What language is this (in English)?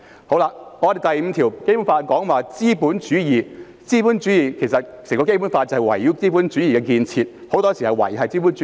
Cantonese